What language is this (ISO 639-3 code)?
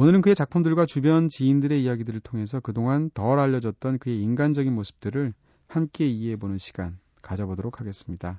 kor